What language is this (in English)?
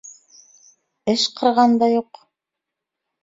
Bashkir